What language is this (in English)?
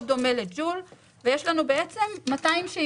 Hebrew